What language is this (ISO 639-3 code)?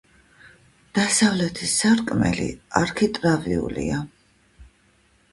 kat